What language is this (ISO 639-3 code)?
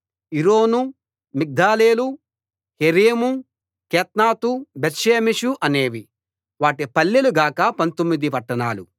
tel